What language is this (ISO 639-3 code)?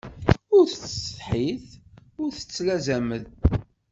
kab